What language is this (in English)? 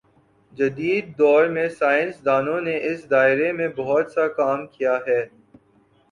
Urdu